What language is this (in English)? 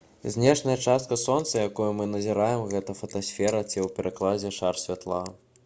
Belarusian